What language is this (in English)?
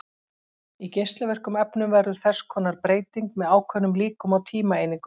Icelandic